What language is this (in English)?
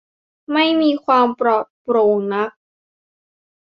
Thai